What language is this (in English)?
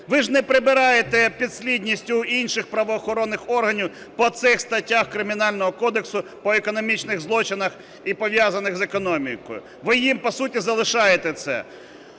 Ukrainian